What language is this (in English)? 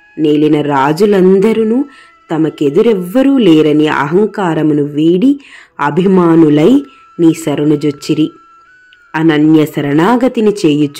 Romanian